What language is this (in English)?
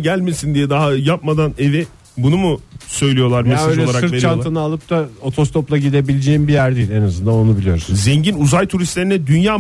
Turkish